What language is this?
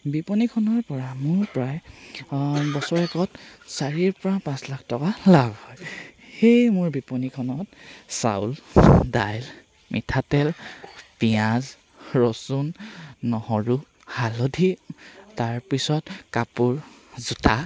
Assamese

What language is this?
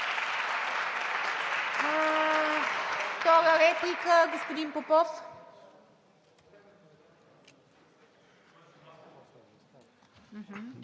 Bulgarian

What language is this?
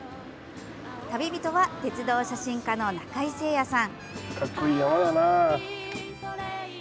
Japanese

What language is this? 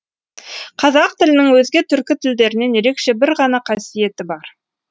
Kazakh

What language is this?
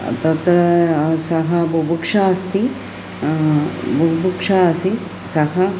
Sanskrit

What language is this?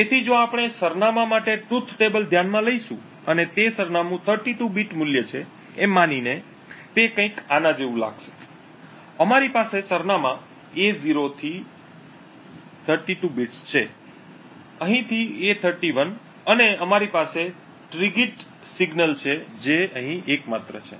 Gujarati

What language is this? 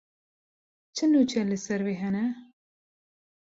Kurdish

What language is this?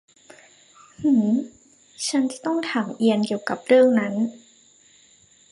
Thai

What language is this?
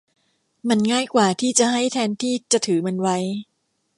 Thai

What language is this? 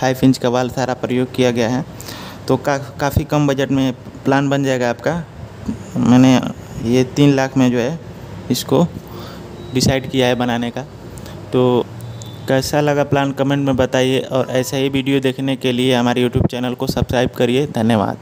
Hindi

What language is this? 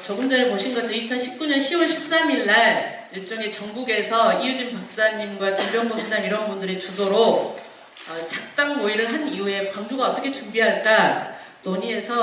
Korean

